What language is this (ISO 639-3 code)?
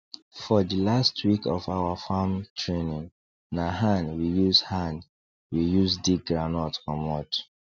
pcm